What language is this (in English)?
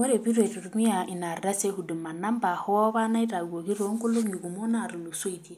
Masai